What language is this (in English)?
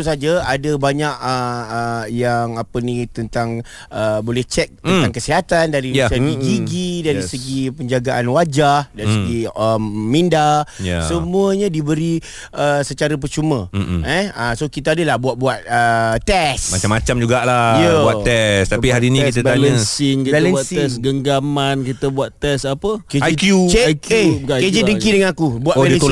Malay